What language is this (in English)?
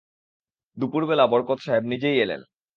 Bangla